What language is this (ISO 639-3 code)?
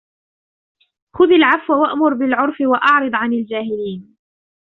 ara